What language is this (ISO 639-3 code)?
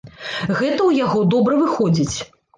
bel